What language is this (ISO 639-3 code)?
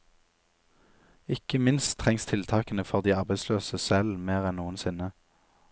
nor